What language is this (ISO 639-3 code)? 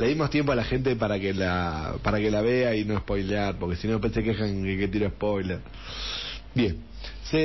spa